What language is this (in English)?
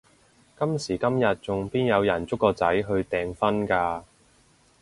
Cantonese